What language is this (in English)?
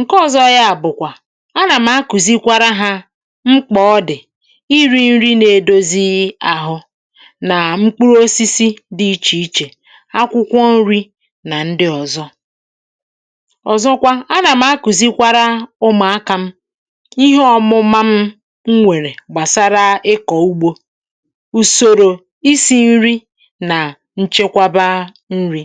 Igbo